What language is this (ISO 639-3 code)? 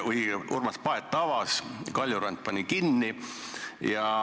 est